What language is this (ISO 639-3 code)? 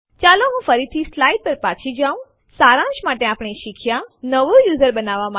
guj